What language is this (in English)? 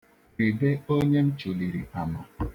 Igbo